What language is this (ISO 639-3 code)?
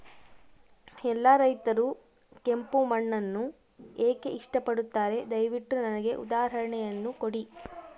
kan